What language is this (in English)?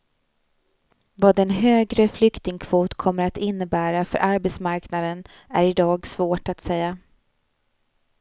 Swedish